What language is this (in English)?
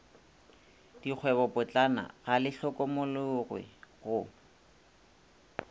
Northern Sotho